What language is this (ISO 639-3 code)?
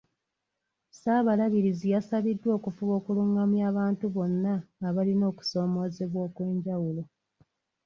lug